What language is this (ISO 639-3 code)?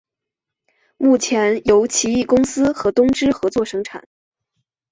zho